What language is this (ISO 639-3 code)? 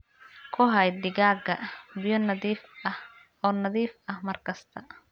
som